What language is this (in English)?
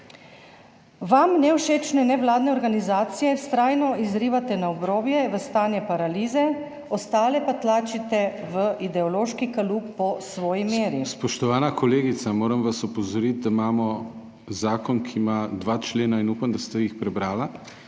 Slovenian